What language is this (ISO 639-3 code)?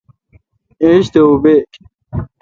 xka